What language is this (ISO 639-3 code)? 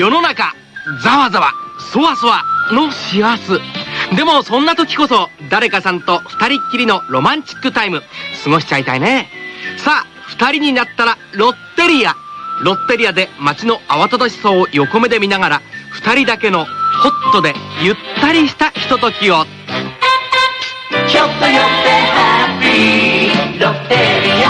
jpn